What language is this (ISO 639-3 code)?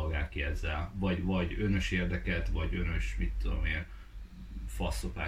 hun